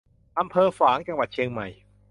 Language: Thai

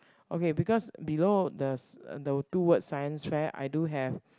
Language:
English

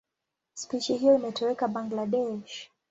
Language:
Swahili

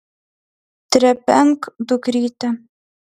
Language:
Lithuanian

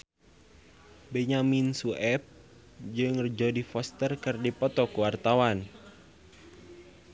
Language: Sundanese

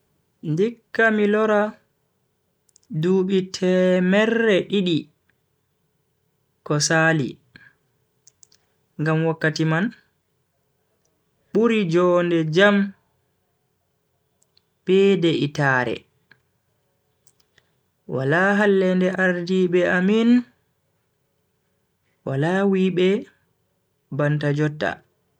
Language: Bagirmi Fulfulde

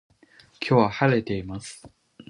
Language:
Japanese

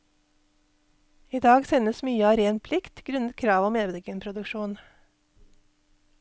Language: Norwegian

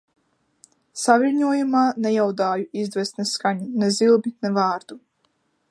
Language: Latvian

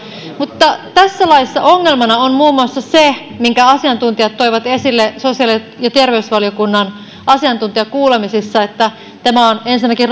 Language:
Finnish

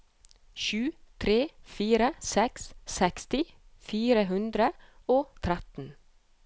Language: Norwegian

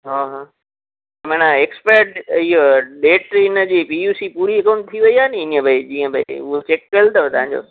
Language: Sindhi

